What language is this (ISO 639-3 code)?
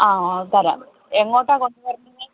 mal